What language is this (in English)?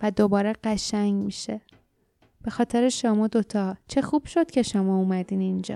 Persian